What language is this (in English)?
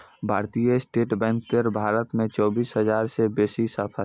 Maithili